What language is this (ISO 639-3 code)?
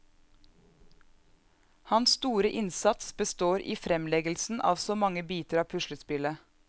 nor